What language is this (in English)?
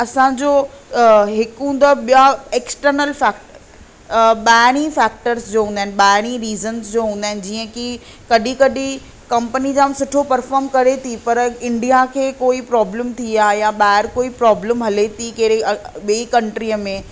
Sindhi